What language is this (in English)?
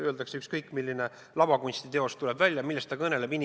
Estonian